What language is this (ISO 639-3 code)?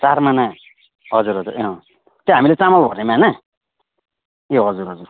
nep